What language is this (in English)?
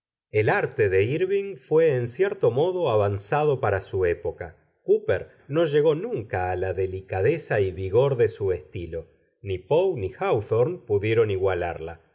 Spanish